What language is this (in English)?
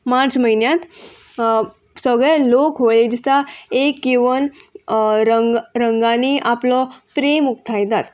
Konkani